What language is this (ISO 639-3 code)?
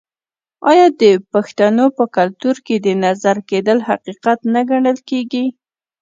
pus